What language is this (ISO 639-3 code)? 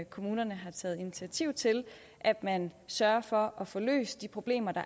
dan